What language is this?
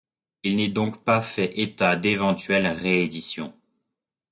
French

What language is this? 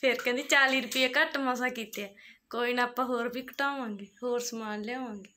Punjabi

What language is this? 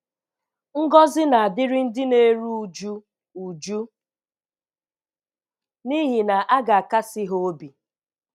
Igbo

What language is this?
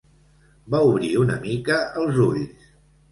Catalan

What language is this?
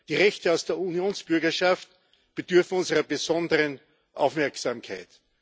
German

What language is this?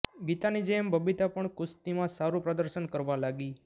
Gujarati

